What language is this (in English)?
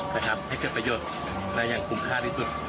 Thai